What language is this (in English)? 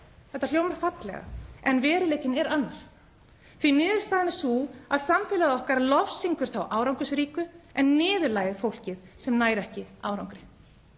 Icelandic